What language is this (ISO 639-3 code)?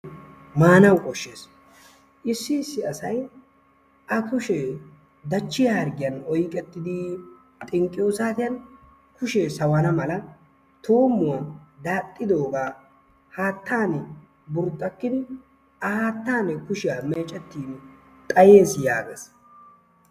wal